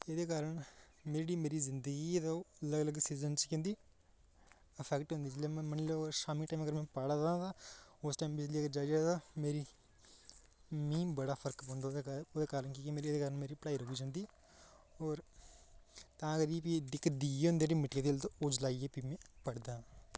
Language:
Dogri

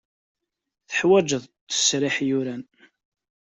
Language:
Kabyle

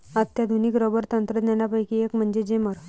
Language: Marathi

